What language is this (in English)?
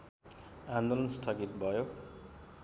Nepali